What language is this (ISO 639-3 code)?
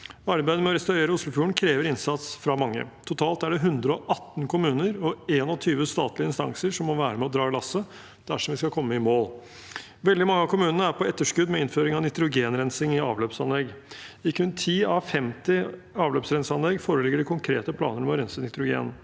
nor